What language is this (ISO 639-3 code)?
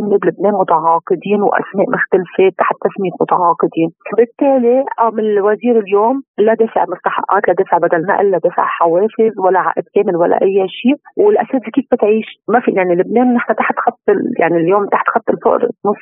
ara